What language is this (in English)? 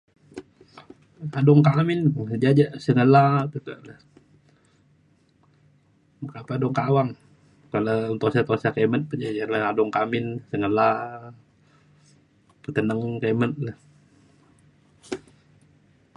Mainstream Kenyah